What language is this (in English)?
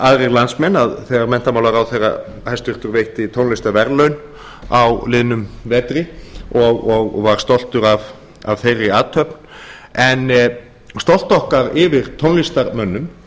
Icelandic